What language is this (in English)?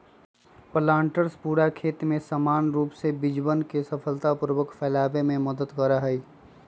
Magahi